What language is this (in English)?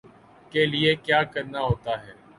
Urdu